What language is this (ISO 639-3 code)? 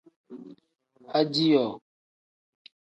kdh